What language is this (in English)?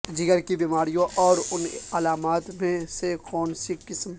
Urdu